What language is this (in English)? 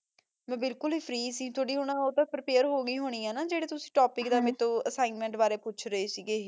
Punjabi